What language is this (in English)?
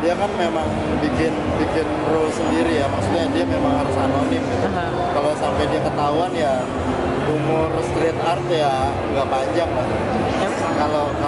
Indonesian